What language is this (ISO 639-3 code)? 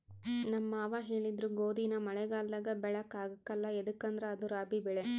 kan